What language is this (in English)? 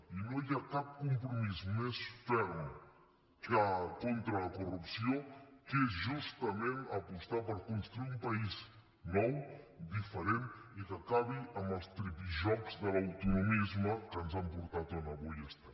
Catalan